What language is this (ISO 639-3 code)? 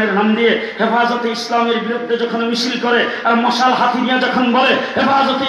ben